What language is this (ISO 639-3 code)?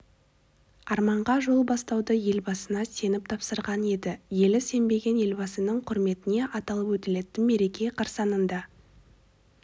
kaz